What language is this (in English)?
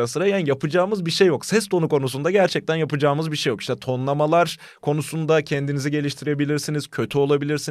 Turkish